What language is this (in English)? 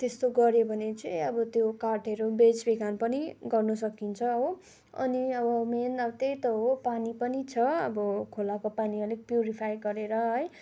Nepali